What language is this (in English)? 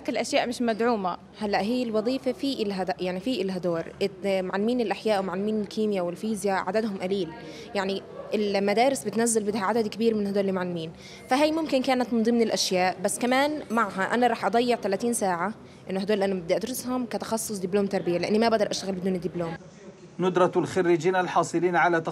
Arabic